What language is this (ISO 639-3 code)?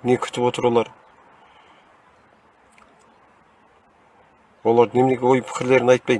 tur